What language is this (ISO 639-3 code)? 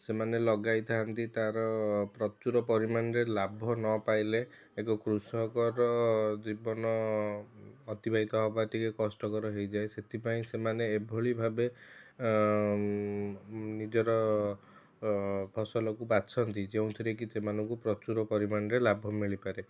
ori